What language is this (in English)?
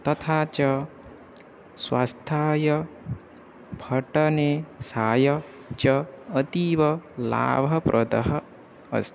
Sanskrit